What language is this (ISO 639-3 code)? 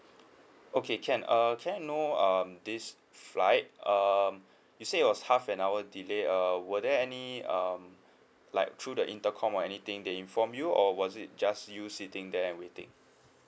eng